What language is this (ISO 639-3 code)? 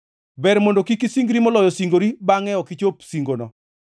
luo